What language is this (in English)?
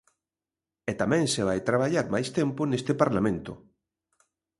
Galician